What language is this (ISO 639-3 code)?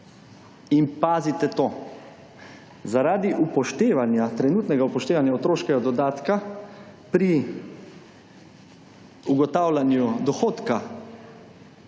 slv